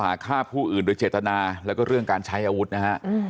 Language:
Thai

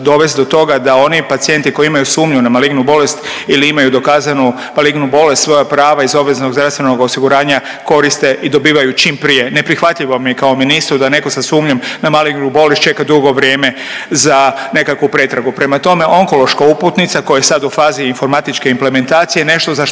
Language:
Croatian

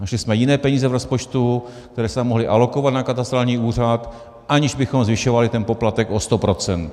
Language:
Czech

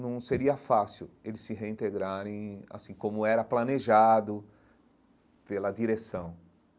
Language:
Portuguese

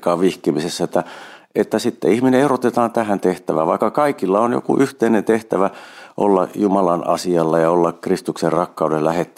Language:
Finnish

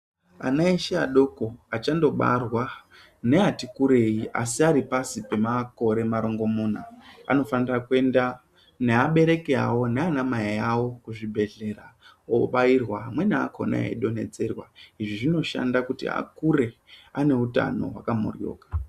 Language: Ndau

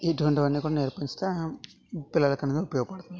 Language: Telugu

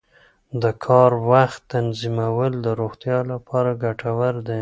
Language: Pashto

